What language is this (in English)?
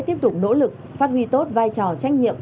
Vietnamese